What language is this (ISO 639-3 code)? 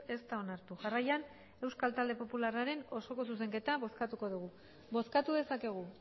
eus